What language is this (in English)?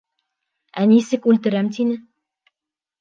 Bashkir